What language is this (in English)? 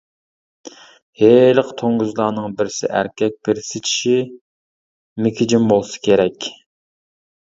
Uyghur